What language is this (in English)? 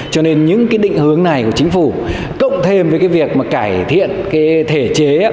Vietnamese